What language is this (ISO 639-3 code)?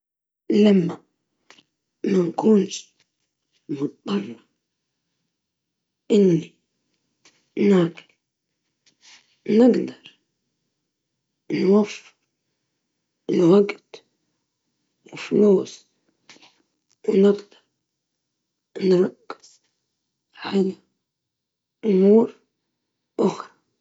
ayl